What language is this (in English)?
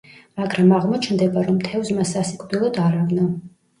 Georgian